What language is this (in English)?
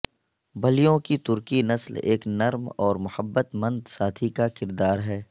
Urdu